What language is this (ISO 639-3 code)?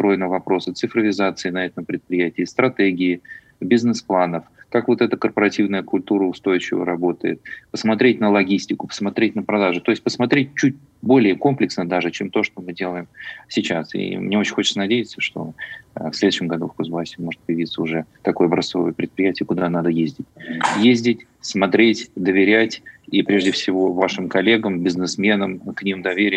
rus